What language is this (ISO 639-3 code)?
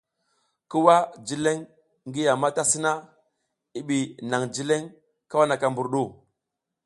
giz